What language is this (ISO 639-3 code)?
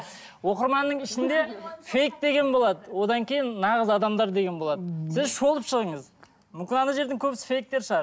kaz